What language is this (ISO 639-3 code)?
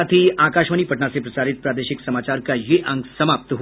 hin